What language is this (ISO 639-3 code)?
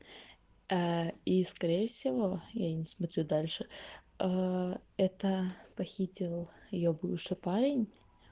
rus